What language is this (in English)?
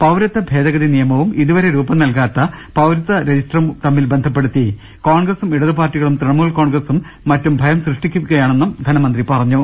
Malayalam